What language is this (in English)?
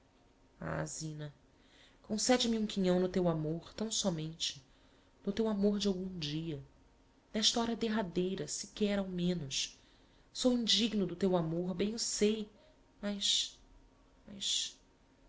Portuguese